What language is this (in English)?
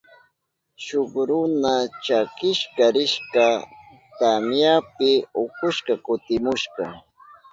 Southern Pastaza Quechua